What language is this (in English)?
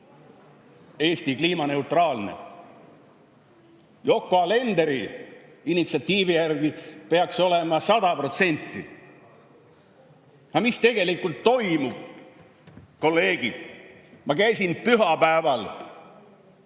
Estonian